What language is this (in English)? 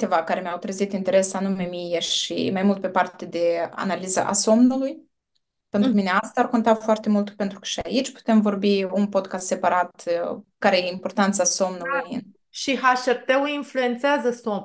Romanian